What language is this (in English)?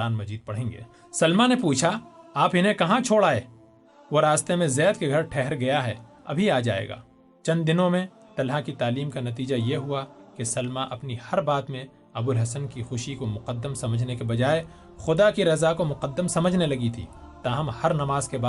Urdu